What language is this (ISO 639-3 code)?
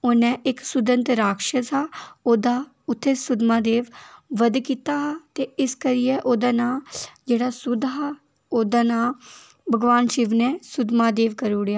doi